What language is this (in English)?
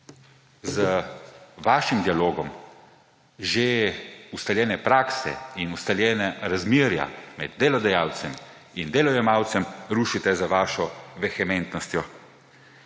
Slovenian